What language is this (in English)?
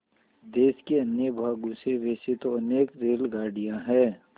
Hindi